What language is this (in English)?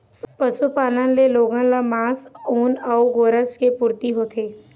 Chhattisgarhi